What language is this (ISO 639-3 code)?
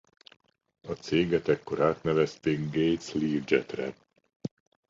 hun